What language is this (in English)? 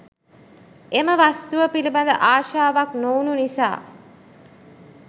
Sinhala